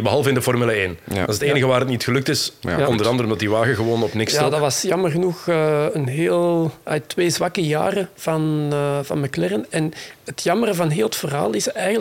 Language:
Dutch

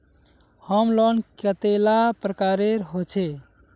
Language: Magahi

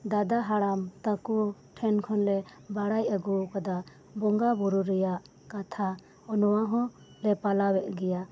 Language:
Santali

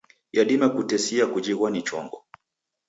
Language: Taita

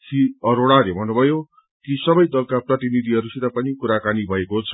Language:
Nepali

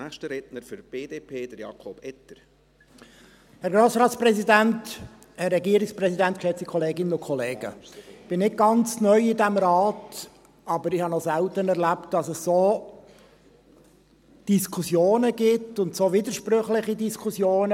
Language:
Swiss German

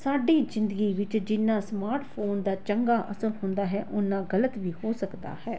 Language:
Punjabi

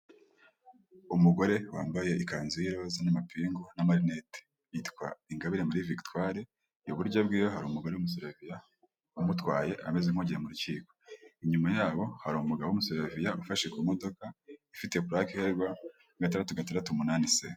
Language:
Kinyarwanda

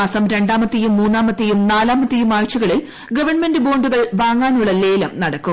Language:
Malayalam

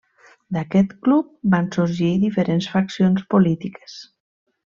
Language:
Catalan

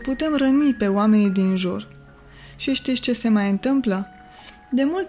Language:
Romanian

